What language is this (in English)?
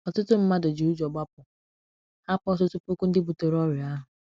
Igbo